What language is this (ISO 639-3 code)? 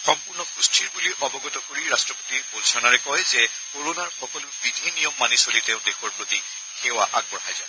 asm